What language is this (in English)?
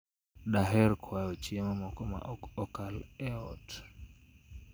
Luo (Kenya and Tanzania)